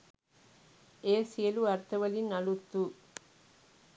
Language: Sinhala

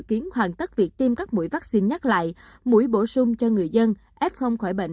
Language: Vietnamese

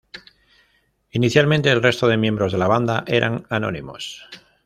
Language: Spanish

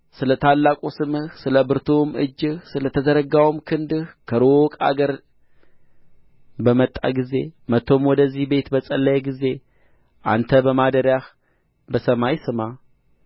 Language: Amharic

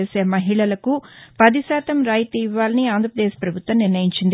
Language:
Telugu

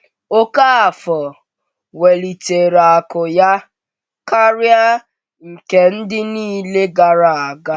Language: Igbo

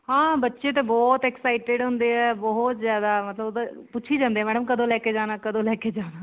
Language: Punjabi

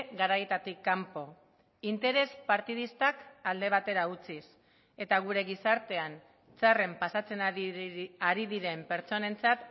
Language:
Basque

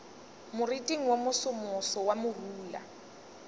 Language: Northern Sotho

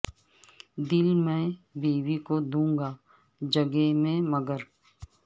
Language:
Urdu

